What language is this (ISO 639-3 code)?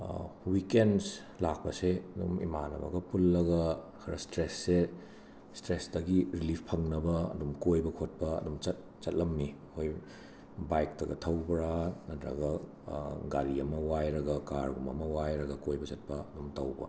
mni